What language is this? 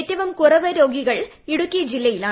Malayalam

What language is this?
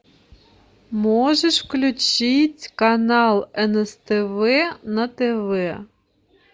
Russian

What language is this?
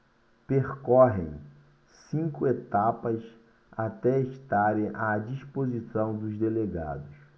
Portuguese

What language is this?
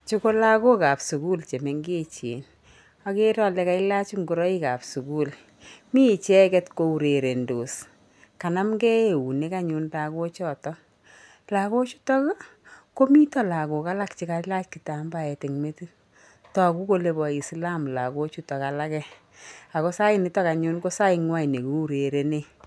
Kalenjin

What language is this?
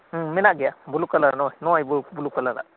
Santali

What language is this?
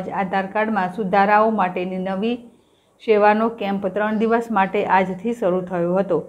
Hindi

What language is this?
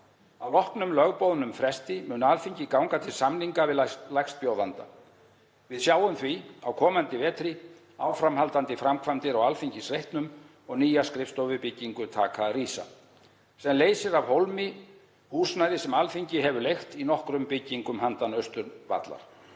Icelandic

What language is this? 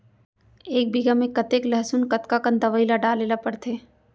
Chhattisgarhi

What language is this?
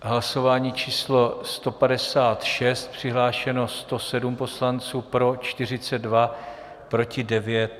Czech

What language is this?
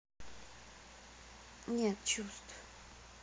Russian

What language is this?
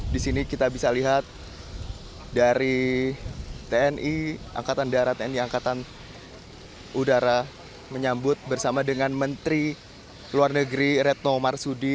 Indonesian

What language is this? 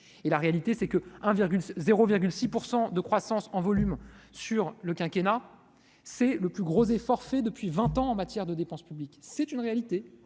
French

